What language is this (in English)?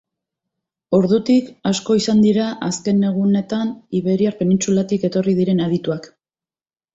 Basque